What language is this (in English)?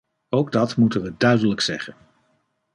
Dutch